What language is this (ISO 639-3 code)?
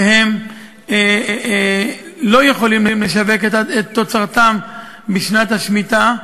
heb